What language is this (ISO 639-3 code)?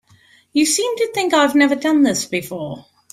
eng